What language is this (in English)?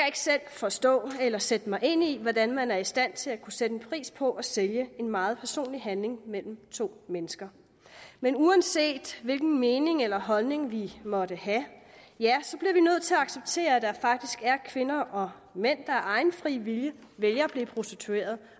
Danish